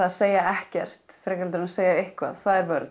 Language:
Icelandic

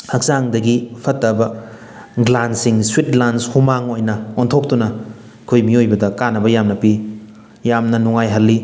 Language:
Manipuri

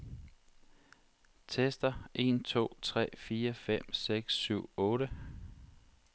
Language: Danish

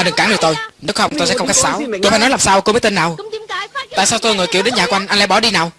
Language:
Vietnamese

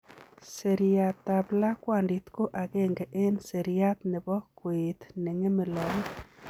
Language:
Kalenjin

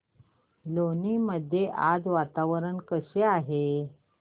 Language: Marathi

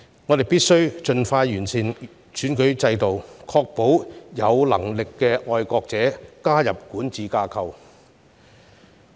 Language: Cantonese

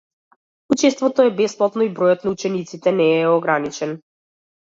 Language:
Macedonian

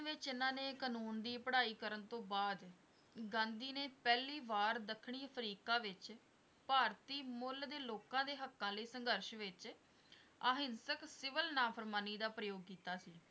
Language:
Punjabi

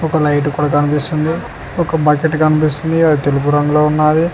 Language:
Telugu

